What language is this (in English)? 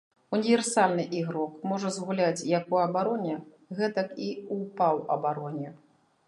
Belarusian